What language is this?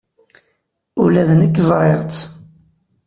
Kabyle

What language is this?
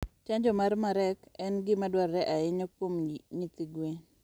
Luo (Kenya and Tanzania)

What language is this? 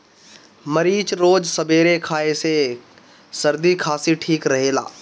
Bhojpuri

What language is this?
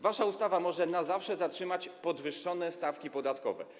Polish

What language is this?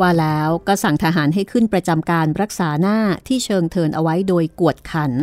Thai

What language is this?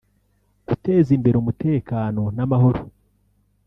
Kinyarwanda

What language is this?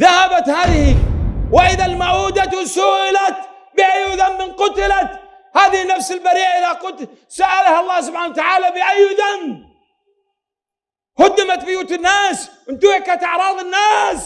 Arabic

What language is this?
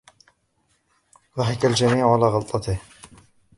Arabic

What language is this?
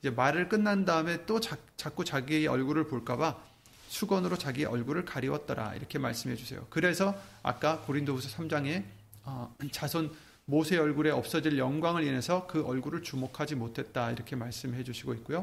Korean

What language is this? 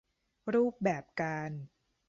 Thai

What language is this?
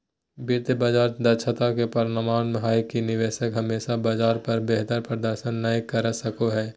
Magahi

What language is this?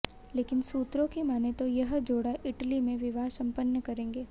Hindi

